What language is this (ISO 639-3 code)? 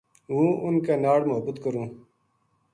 gju